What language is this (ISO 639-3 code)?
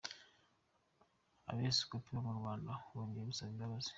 kin